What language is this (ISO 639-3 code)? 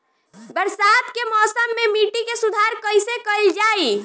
bho